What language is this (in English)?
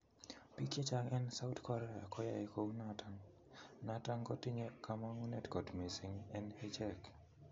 Kalenjin